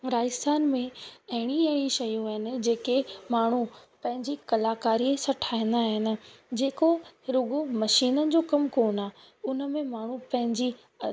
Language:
Sindhi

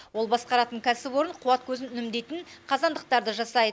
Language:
Kazakh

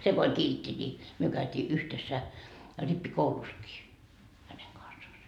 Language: Finnish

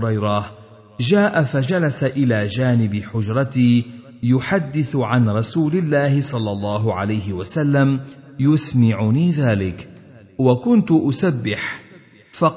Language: Arabic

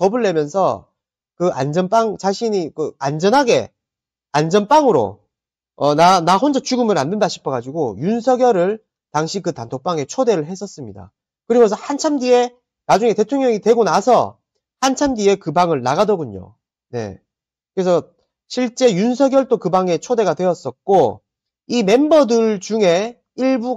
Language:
Korean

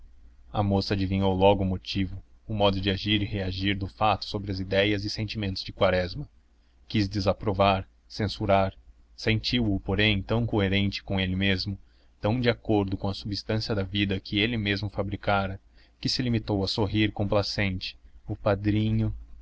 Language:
Portuguese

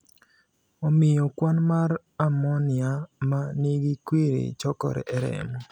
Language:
Luo (Kenya and Tanzania)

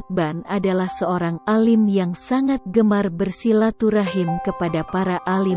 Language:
Indonesian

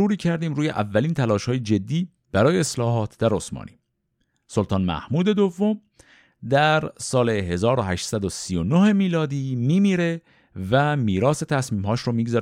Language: Persian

